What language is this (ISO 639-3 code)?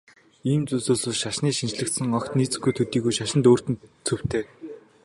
mon